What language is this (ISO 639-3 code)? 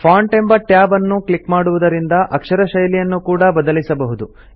kan